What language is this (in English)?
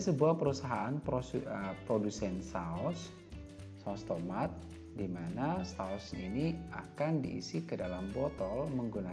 Indonesian